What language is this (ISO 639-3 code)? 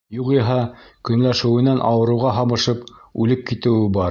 bak